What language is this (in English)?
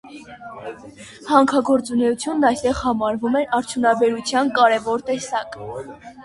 Armenian